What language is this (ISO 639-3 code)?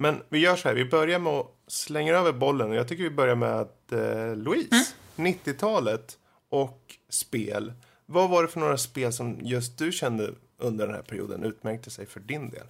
swe